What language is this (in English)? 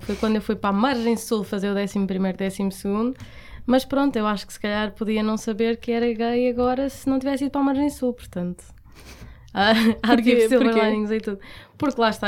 Portuguese